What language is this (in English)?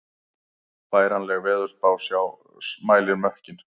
Icelandic